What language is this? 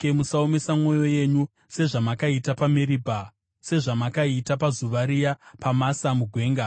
Shona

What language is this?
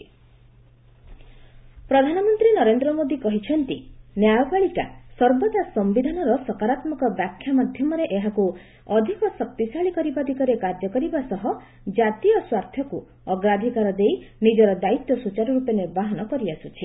Odia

